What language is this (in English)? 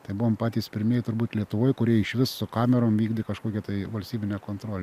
Lithuanian